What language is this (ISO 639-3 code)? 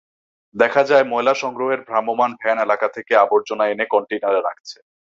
ben